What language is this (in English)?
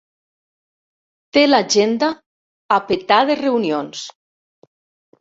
Catalan